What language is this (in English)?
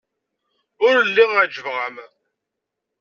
Kabyle